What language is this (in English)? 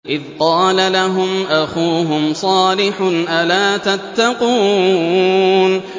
Arabic